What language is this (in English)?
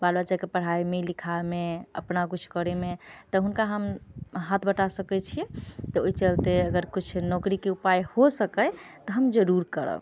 Maithili